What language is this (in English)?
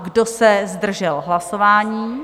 Czech